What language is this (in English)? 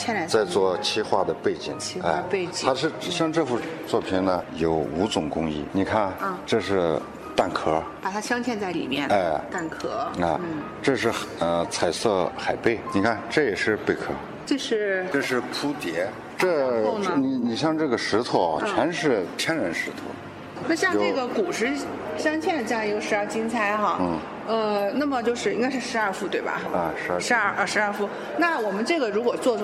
Chinese